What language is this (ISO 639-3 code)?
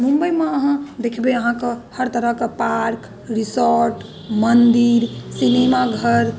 mai